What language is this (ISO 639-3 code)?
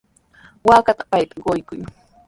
qws